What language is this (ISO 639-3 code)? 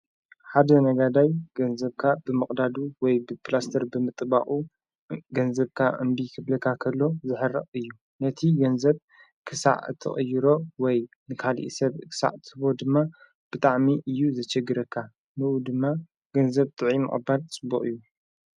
tir